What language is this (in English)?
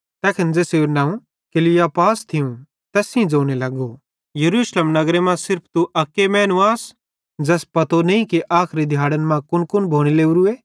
Bhadrawahi